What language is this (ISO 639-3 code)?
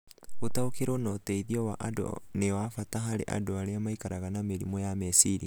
kik